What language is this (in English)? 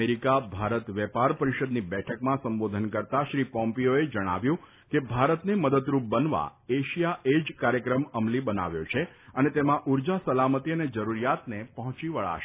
Gujarati